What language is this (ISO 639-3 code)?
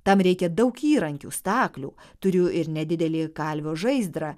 lit